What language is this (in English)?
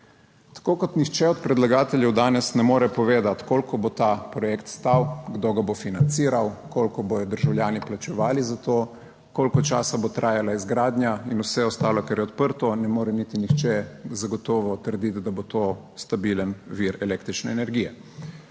Slovenian